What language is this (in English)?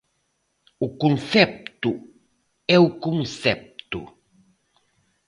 Galician